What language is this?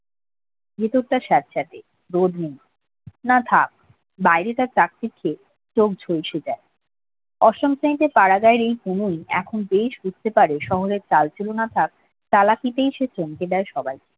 Bangla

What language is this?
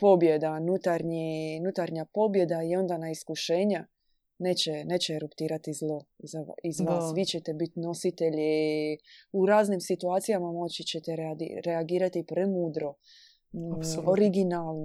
Croatian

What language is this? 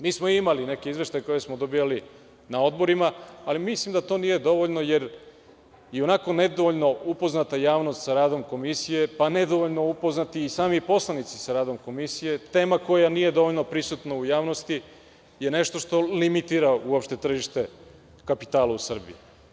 Serbian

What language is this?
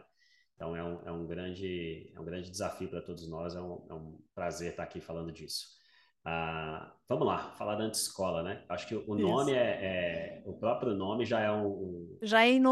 Portuguese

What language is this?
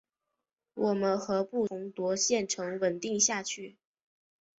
Chinese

